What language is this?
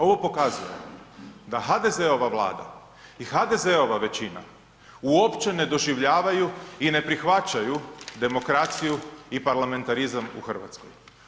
Croatian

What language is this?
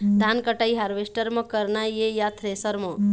Chhattisgarhi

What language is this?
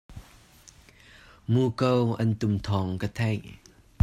Hakha Chin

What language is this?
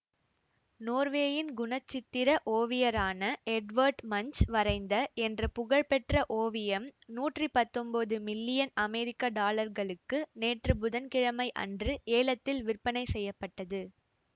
Tamil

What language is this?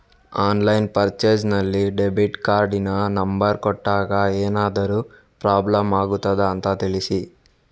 Kannada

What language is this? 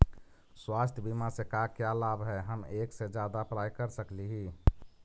Magahi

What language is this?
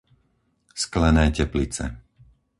Slovak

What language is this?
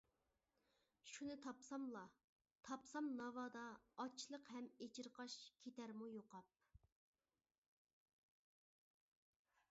Uyghur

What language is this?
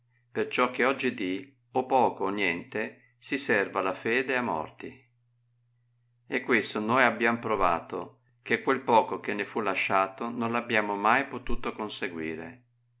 Italian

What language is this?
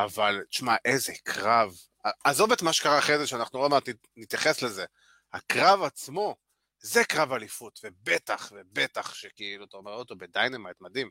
Hebrew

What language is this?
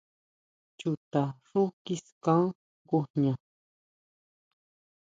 Huautla Mazatec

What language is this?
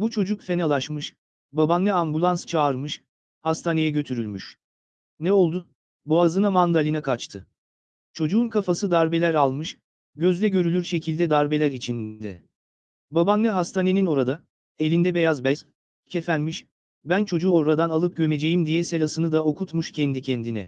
Turkish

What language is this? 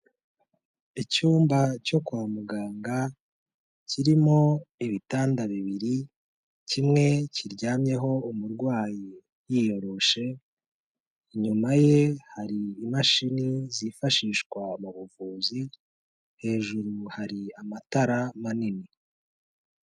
Kinyarwanda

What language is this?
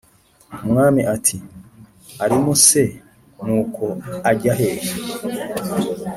Kinyarwanda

